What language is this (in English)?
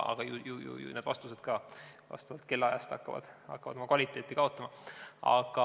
Estonian